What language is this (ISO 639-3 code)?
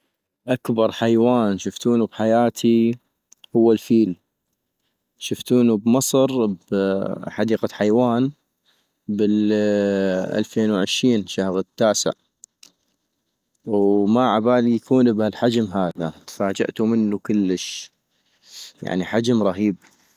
ayp